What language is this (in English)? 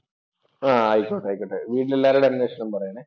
Malayalam